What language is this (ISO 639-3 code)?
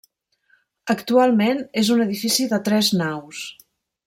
cat